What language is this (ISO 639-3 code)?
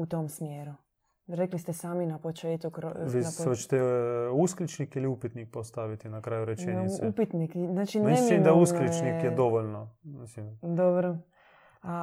hrv